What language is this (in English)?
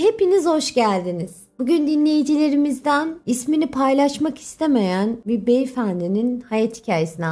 Turkish